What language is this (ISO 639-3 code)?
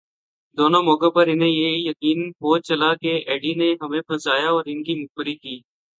urd